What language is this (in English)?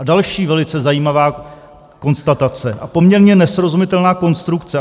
Czech